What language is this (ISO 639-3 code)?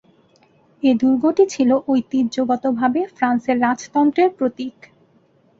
ben